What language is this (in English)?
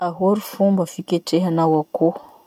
Masikoro Malagasy